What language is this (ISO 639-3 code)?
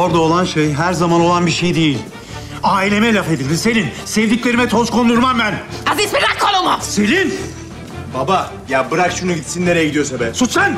tur